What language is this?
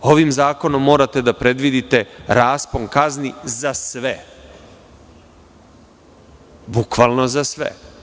Serbian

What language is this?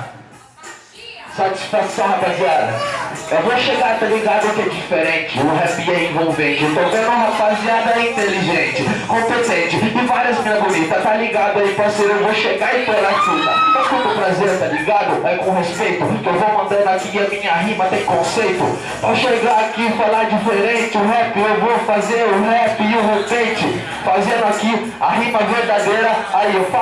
Portuguese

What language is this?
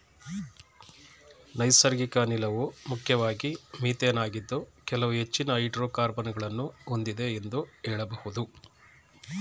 Kannada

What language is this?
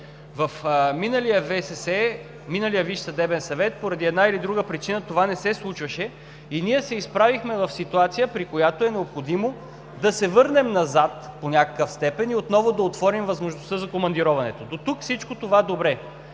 Bulgarian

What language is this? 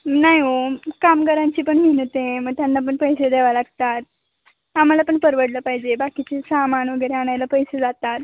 Marathi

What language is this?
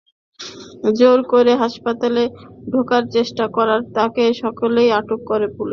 Bangla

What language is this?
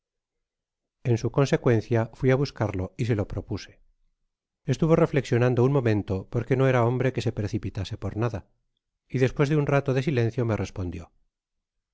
Spanish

